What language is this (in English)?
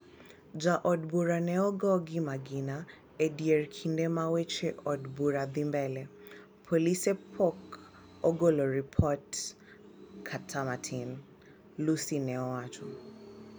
Luo (Kenya and Tanzania)